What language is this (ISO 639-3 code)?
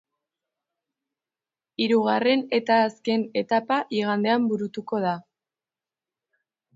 eus